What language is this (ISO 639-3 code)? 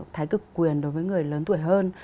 vie